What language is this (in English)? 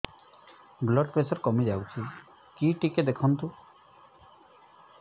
Odia